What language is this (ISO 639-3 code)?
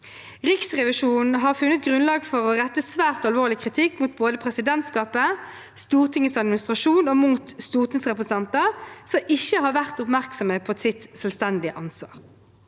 nor